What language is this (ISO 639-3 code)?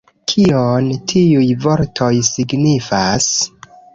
epo